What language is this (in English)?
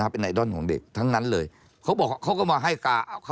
Thai